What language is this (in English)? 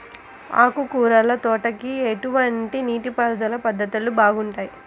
Telugu